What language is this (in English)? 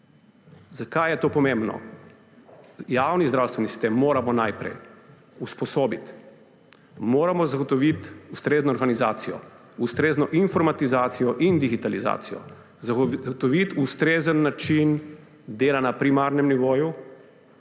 Slovenian